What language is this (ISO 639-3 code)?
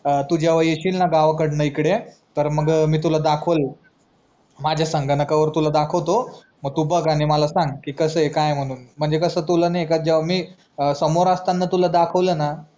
mar